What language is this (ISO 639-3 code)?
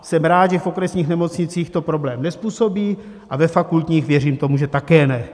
ces